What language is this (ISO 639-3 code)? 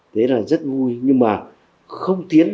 vie